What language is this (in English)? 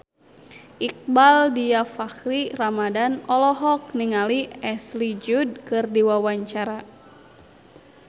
Sundanese